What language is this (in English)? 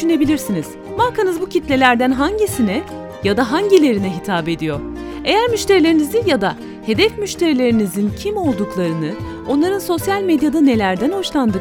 Turkish